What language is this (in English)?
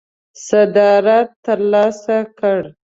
Pashto